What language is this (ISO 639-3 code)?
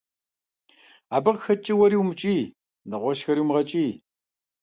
kbd